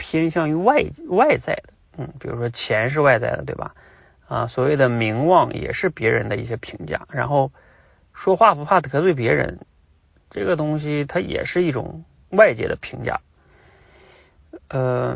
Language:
Chinese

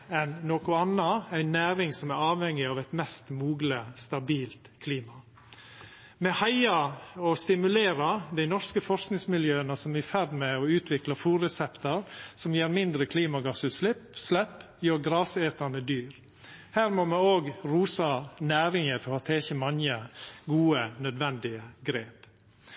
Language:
Norwegian Nynorsk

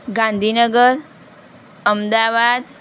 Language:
Gujarati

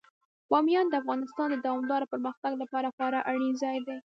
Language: Pashto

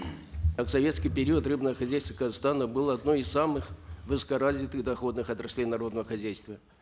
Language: Kazakh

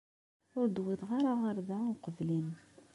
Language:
Kabyle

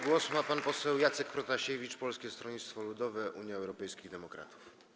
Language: Polish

